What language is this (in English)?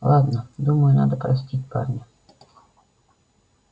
Russian